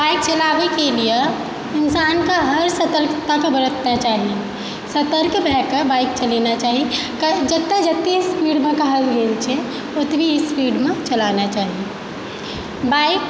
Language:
Maithili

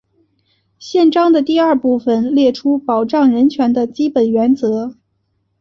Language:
Chinese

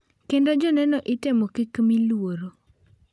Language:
Luo (Kenya and Tanzania)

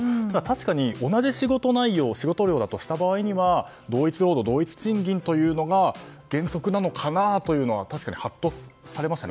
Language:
Japanese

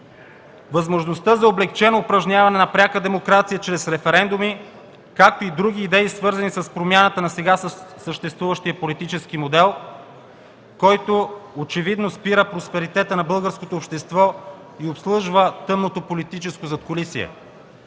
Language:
Bulgarian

